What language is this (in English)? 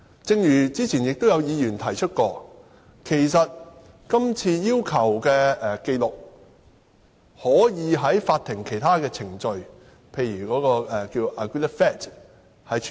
Cantonese